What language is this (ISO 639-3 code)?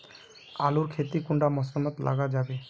mag